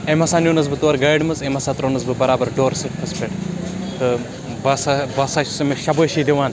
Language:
Kashmiri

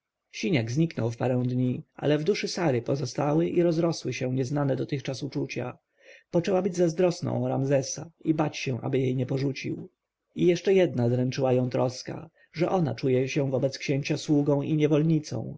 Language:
Polish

